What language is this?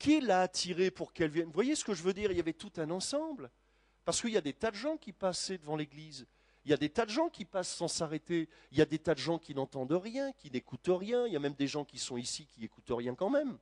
French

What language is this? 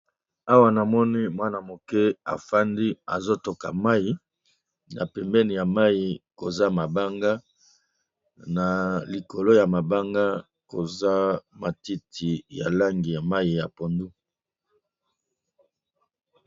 Lingala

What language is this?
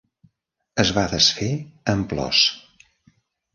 Catalan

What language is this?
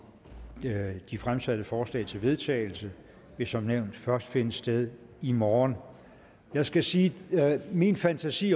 Danish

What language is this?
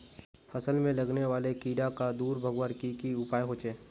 Magahi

